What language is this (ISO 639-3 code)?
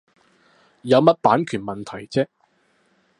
yue